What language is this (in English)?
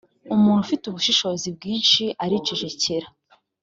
Kinyarwanda